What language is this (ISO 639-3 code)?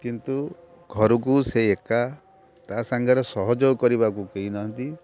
ori